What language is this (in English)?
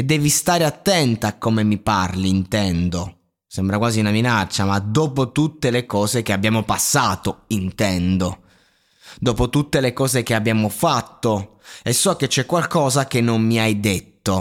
Italian